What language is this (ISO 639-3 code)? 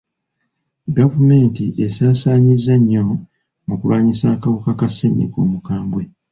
lug